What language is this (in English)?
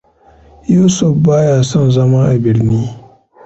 Hausa